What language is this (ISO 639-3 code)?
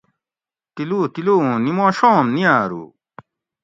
gwc